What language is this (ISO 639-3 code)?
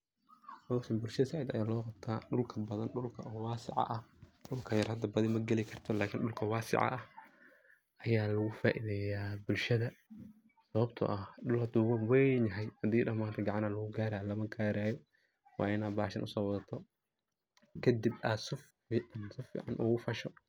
som